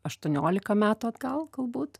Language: Lithuanian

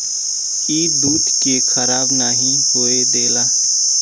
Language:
Bhojpuri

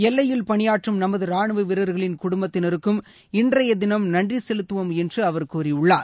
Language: Tamil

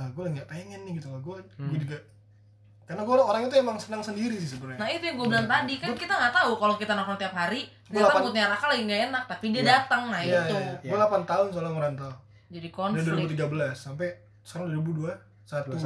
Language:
Indonesian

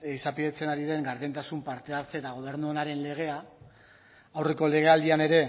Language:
Basque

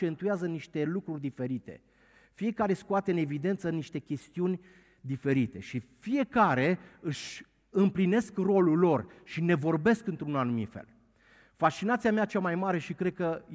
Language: Romanian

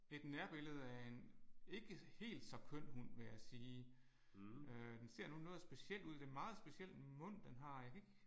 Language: Danish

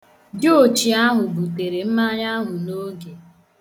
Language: Igbo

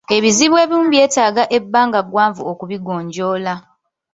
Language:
Ganda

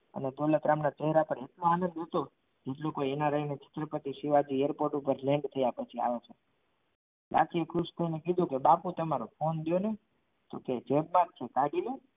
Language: Gujarati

